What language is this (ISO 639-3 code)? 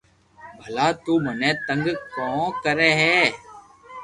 lrk